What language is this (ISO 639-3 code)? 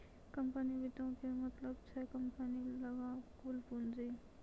mai